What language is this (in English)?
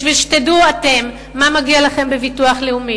Hebrew